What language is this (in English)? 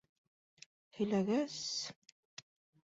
Bashkir